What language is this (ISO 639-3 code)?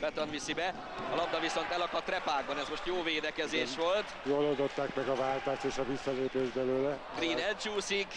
hun